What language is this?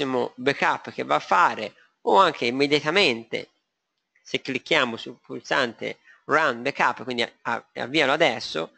Italian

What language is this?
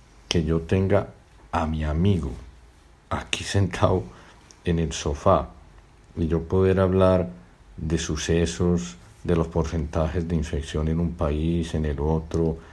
Spanish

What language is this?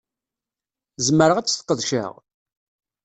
Kabyle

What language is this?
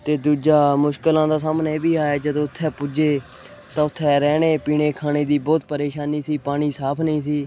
Punjabi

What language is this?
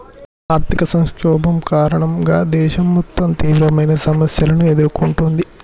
Telugu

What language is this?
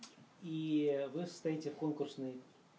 Russian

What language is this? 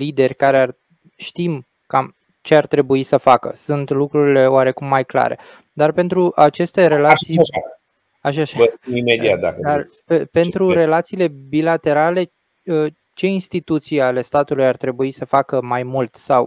Romanian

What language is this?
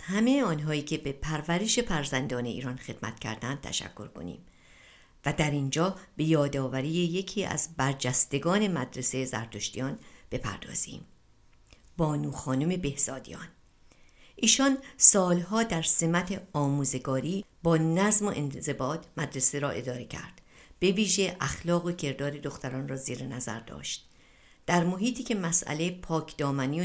Persian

